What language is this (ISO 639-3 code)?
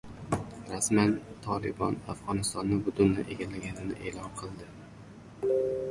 uzb